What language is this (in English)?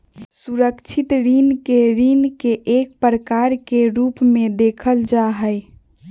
Magahi